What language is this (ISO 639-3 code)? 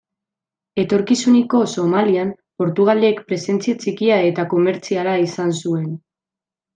eus